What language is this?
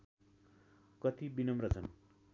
Nepali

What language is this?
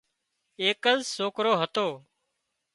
Wadiyara Koli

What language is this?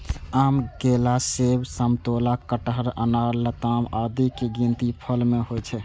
Maithili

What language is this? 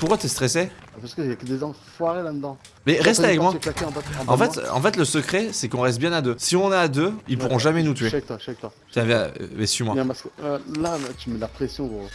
French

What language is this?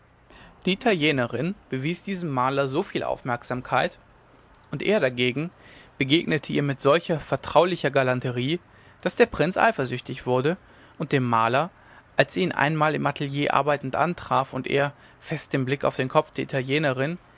German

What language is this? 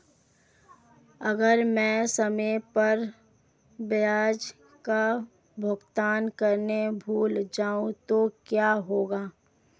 Hindi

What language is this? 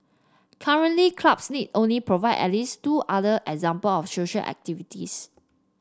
English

